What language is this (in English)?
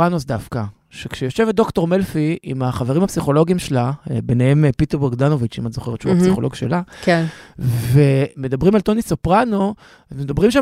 Hebrew